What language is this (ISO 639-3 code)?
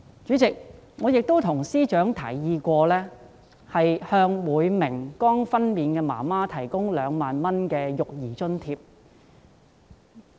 yue